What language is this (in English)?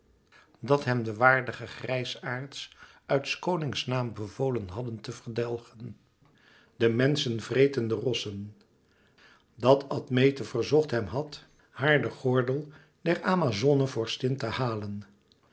Dutch